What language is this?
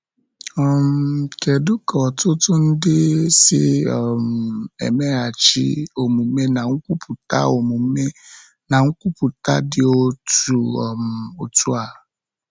Igbo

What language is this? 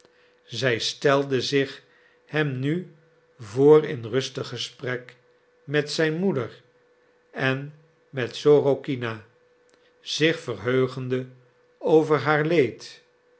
Dutch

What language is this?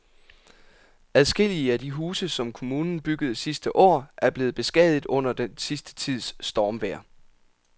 Danish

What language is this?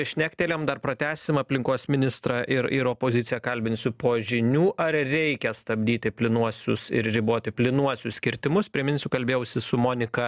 Lithuanian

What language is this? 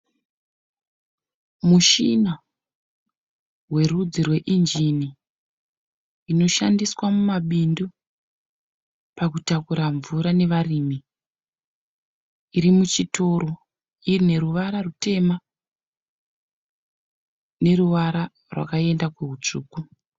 Shona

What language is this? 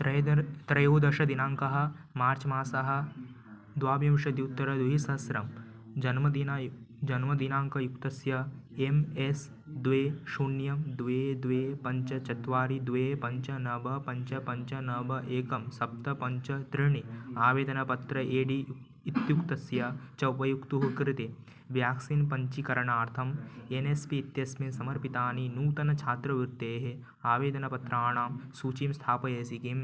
Sanskrit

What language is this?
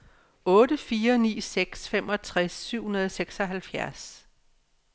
Danish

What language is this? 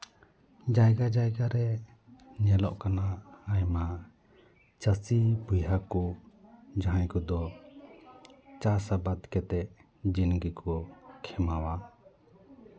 Santali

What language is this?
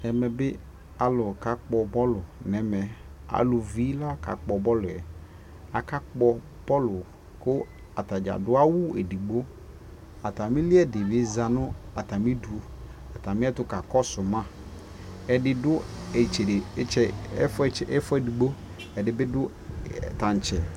Ikposo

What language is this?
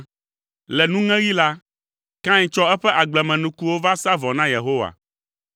Ewe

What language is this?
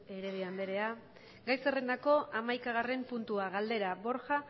Basque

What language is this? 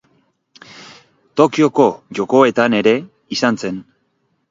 Basque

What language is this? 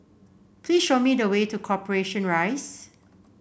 English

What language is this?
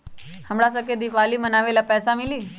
Magahi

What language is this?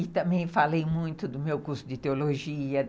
Portuguese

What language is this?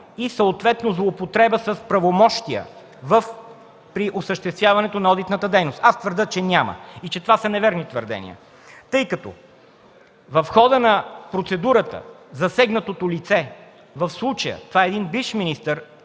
Bulgarian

